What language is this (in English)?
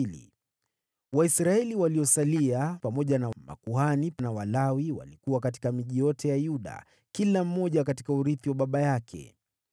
Swahili